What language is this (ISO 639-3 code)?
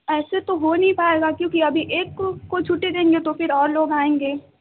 urd